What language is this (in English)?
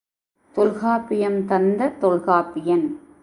Tamil